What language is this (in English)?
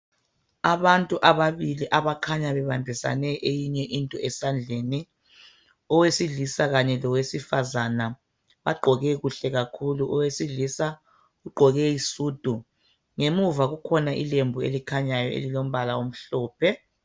North Ndebele